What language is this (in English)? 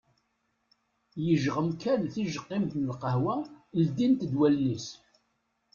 Kabyle